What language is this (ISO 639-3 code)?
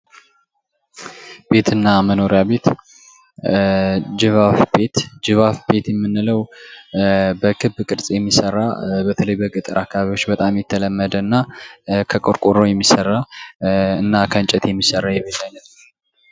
amh